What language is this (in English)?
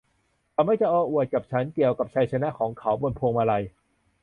Thai